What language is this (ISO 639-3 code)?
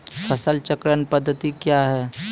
mai